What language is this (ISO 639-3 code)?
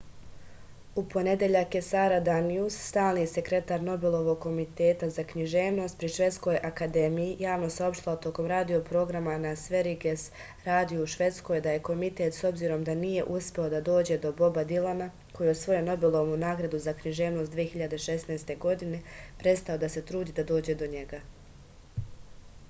srp